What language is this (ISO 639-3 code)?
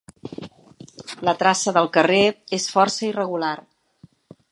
cat